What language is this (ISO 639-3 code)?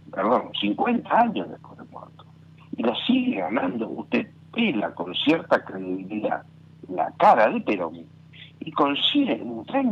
spa